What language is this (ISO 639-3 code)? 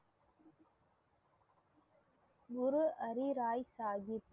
tam